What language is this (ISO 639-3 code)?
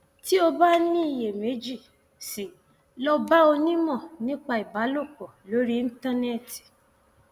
yor